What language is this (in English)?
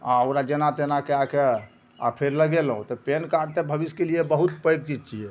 Maithili